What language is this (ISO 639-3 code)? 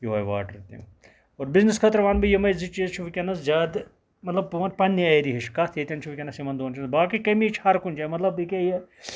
kas